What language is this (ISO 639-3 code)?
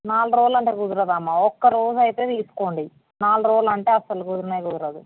tel